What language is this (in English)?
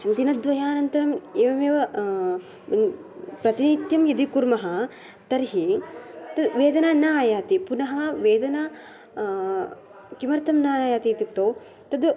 Sanskrit